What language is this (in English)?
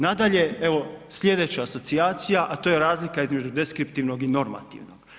Croatian